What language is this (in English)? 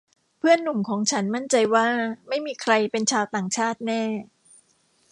Thai